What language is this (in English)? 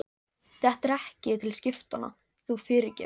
Icelandic